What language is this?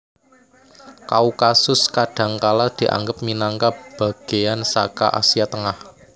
Javanese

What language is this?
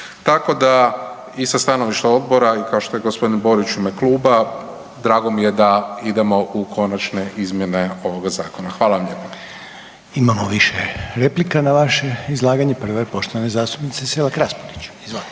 Croatian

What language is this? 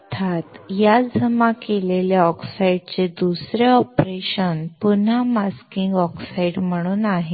Marathi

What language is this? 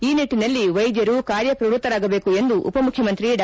Kannada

